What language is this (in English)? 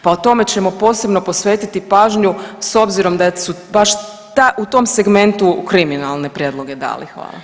Croatian